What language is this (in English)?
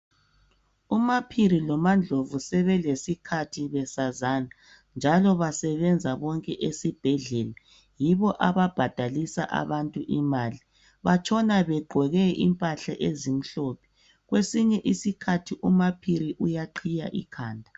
North Ndebele